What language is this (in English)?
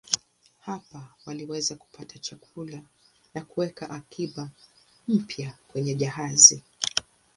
Swahili